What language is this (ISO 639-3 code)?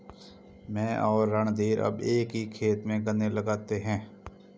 hin